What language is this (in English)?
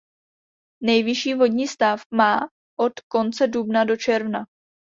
Czech